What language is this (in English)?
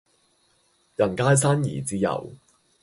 Cantonese